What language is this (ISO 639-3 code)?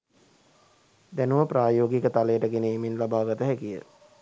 sin